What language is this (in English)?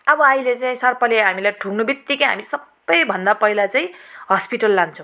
Nepali